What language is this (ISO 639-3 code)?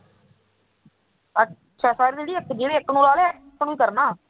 pan